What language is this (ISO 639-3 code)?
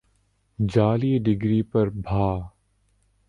urd